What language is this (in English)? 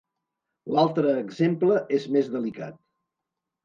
Catalan